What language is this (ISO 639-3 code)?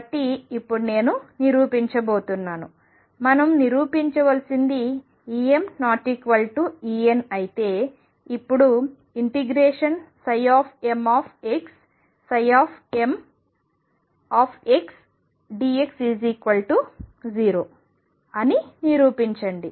tel